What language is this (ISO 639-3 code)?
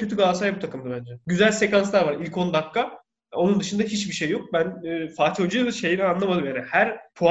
tur